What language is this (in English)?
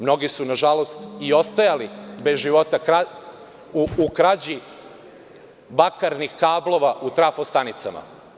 Serbian